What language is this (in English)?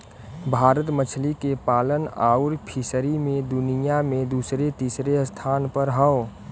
Bhojpuri